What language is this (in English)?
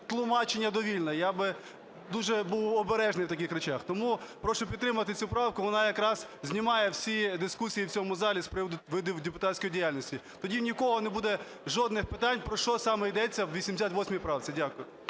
Ukrainian